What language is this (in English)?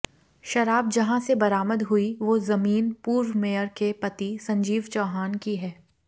Hindi